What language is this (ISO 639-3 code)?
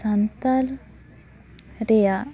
sat